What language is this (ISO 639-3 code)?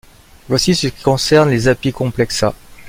fra